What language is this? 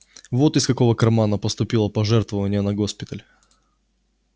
Russian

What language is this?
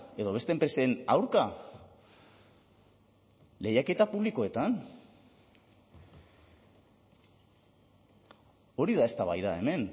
Basque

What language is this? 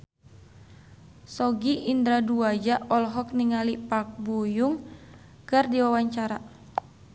Sundanese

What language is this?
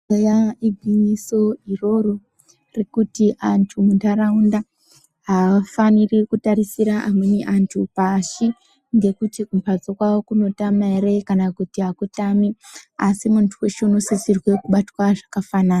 Ndau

